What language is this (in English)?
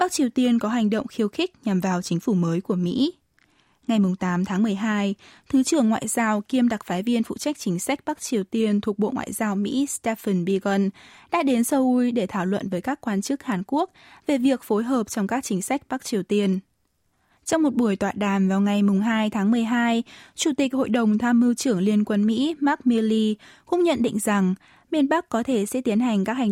Vietnamese